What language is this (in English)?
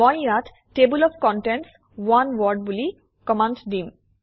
Assamese